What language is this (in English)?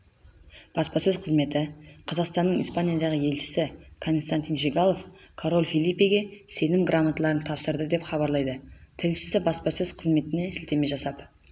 Kazakh